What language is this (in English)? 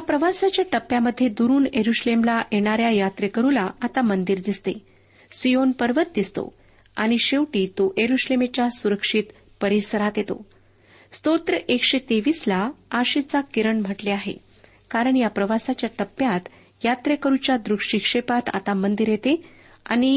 Marathi